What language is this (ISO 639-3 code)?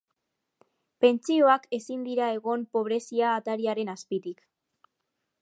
eus